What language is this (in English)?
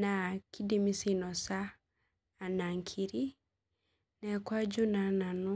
Masai